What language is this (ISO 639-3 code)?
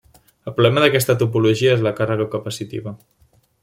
cat